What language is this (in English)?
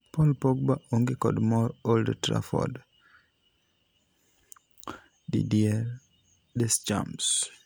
Luo (Kenya and Tanzania)